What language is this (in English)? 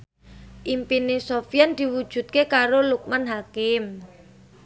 Javanese